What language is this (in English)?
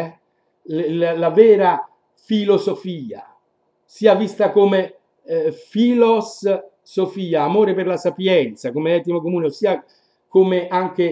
Italian